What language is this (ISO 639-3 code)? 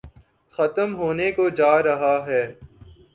urd